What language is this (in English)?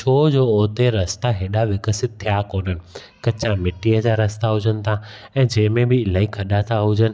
Sindhi